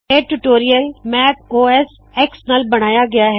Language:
Punjabi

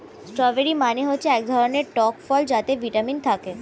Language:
Bangla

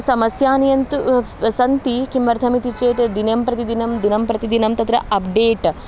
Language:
Sanskrit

